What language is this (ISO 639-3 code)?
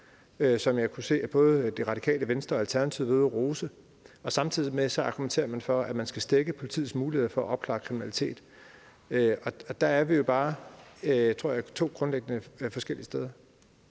dan